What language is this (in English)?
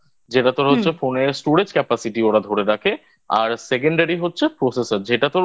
Bangla